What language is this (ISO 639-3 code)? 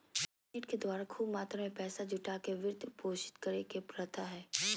mag